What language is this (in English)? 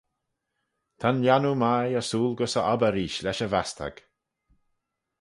Manx